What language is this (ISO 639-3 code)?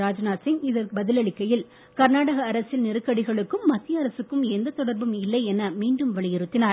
tam